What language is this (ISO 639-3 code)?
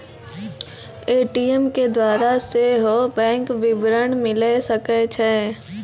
mai